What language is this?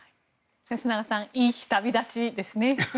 Japanese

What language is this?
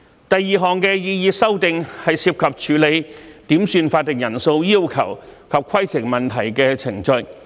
Cantonese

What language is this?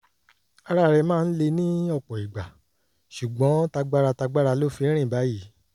Yoruba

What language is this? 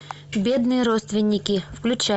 Russian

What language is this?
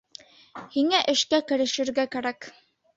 Bashkir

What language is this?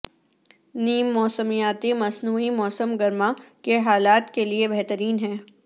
Urdu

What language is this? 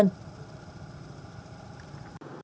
Vietnamese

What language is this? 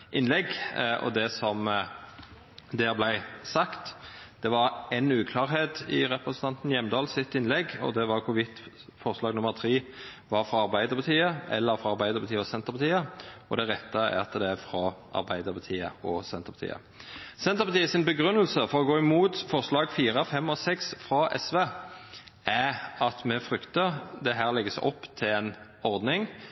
Norwegian Nynorsk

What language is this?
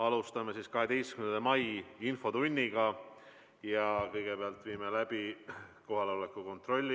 Estonian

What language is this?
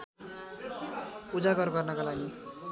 Nepali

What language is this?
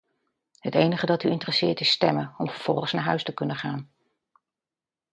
Dutch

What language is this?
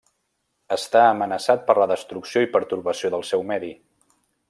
Catalan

